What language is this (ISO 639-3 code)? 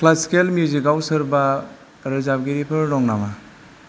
brx